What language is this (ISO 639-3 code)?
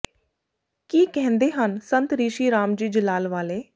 pan